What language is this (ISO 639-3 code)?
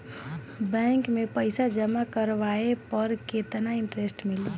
bho